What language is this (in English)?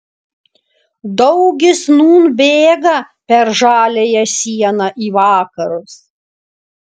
Lithuanian